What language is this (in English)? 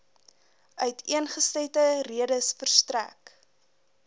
Afrikaans